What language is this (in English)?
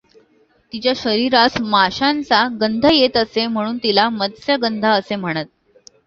Marathi